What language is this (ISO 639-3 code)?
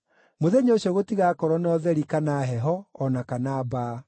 kik